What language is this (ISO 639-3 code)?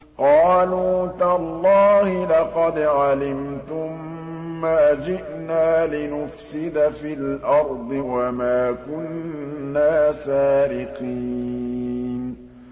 ara